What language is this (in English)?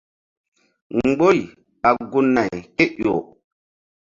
Mbum